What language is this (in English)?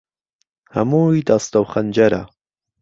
Central Kurdish